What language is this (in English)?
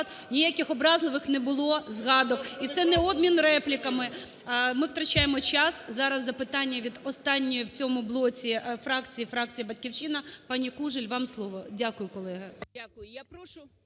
Ukrainian